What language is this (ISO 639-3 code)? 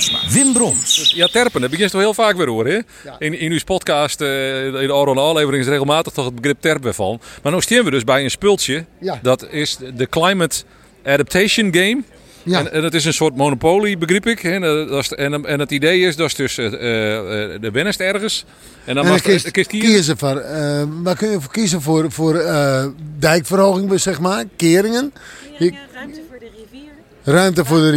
nld